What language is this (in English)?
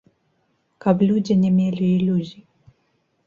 Belarusian